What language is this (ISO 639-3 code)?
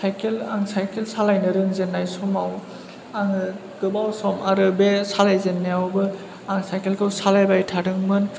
brx